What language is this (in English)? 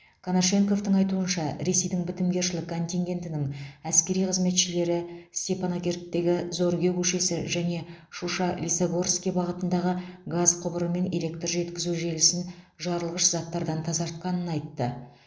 Kazakh